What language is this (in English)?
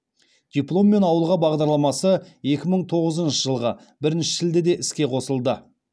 Kazakh